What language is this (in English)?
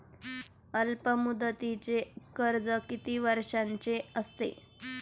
Marathi